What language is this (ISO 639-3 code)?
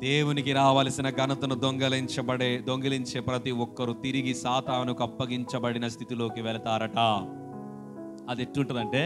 hin